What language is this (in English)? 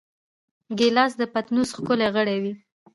Pashto